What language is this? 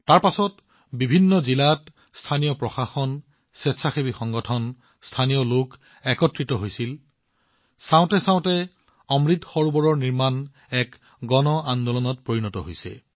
Assamese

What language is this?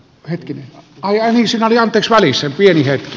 Finnish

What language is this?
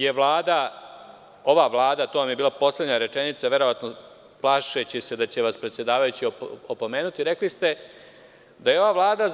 Serbian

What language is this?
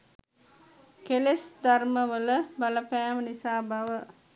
Sinhala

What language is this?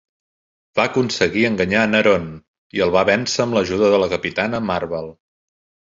Catalan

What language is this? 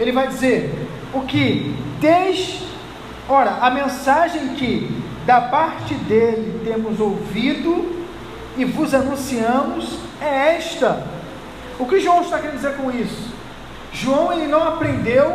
Portuguese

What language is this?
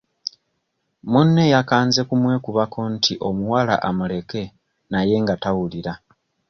Ganda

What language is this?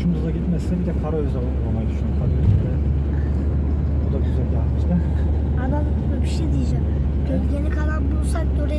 Turkish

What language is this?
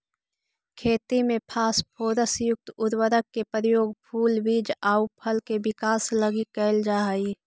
Magahi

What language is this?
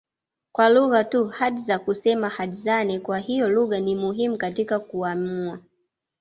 Swahili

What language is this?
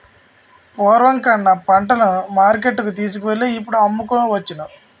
Telugu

